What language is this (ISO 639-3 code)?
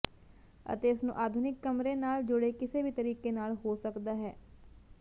pan